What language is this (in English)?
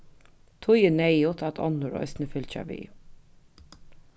Faroese